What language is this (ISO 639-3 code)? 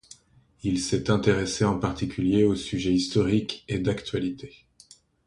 fra